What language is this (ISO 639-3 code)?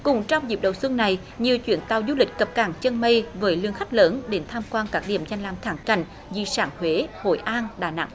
vie